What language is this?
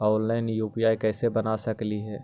Magahi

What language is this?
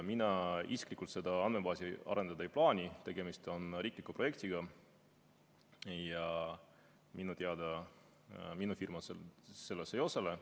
Estonian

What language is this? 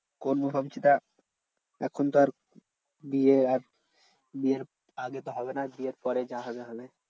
Bangla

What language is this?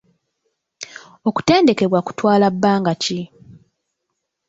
Ganda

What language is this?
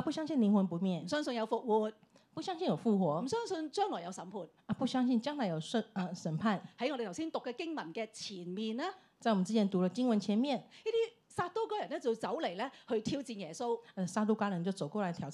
Chinese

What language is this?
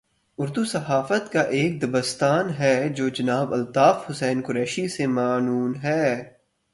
Urdu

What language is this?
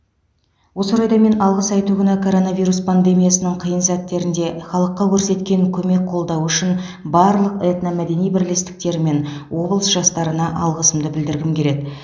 Kazakh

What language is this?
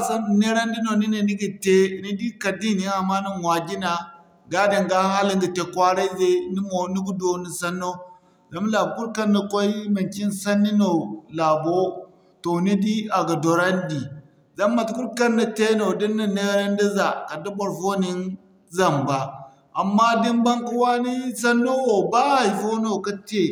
Zarma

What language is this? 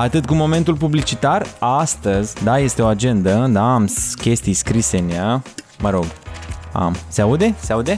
Romanian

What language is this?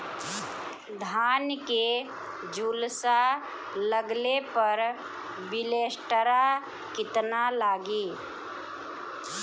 Bhojpuri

